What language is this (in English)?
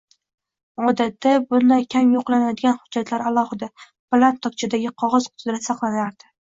Uzbek